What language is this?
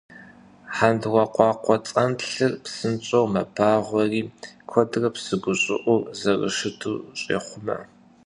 Kabardian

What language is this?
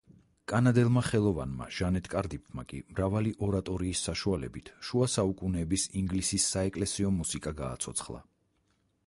Georgian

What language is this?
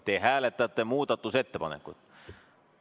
Estonian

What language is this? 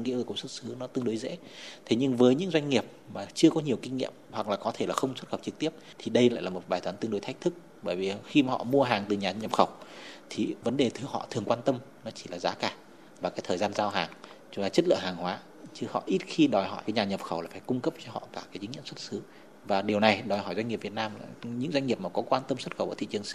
Vietnamese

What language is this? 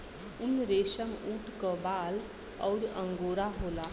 Bhojpuri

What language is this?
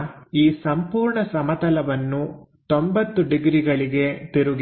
Kannada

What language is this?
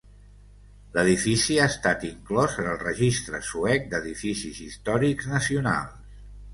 Catalan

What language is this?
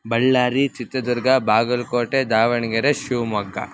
Sanskrit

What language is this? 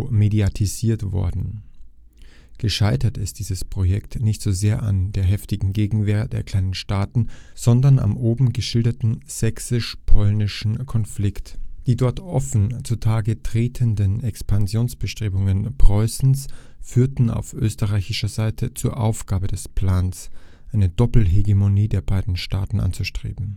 German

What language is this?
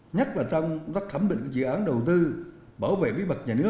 Vietnamese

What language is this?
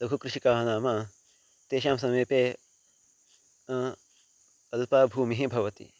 Sanskrit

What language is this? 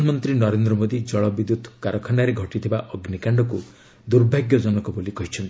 Odia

